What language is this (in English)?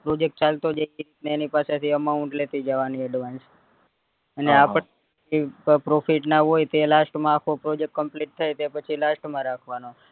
Gujarati